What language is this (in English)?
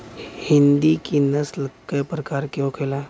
Bhojpuri